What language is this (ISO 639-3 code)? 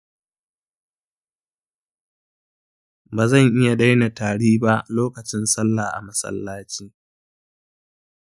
hau